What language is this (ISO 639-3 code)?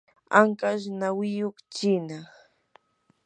qur